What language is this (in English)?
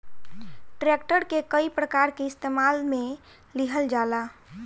Bhojpuri